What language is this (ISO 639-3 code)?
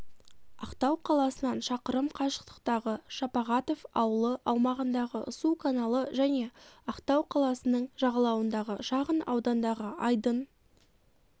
kaz